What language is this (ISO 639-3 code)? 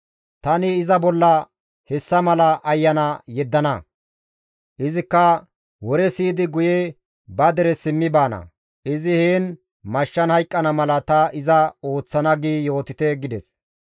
gmv